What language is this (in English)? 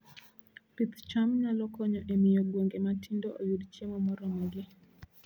Luo (Kenya and Tanzania)